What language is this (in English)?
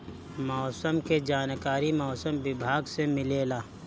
Bhojpuri